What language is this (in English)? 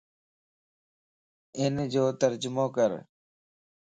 Lasi